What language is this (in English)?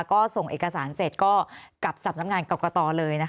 Thai